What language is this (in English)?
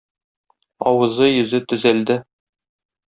Tatar